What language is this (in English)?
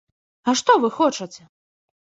Belarusian